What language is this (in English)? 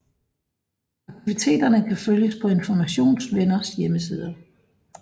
Danish